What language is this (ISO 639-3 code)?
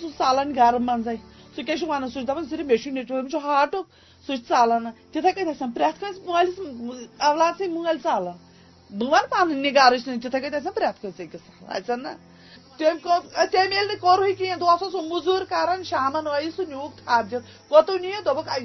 urd